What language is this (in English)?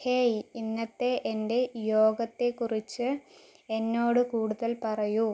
Malayalam